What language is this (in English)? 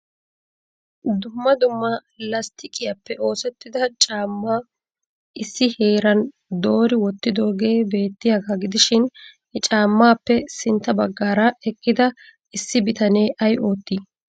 Wolaytta